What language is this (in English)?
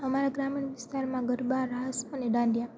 Gujarati